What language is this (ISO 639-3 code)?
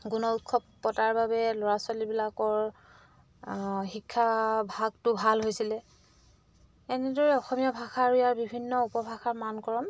asm